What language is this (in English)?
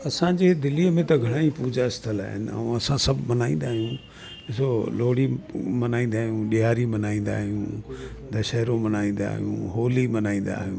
Sindhi